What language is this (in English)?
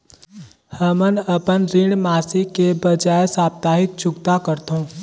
Chhattisgarhi